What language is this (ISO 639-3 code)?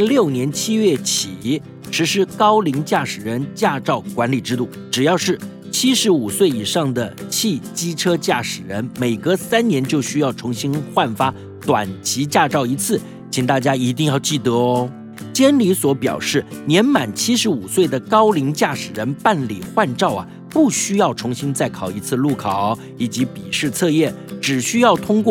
zho